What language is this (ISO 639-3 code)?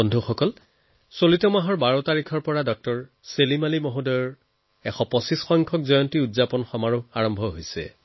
asm